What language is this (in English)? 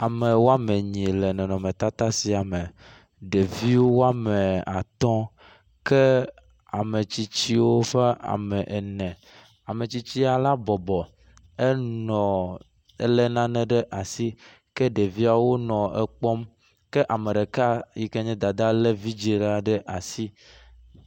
Ewe